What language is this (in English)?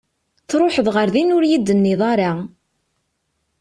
Kabyle